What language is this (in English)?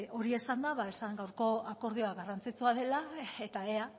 Basque